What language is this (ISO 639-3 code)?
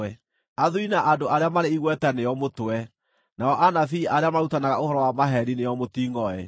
kik